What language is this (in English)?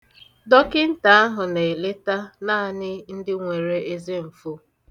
Igbo